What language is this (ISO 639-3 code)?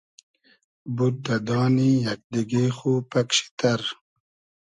haz